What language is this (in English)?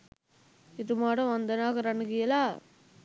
Sinhala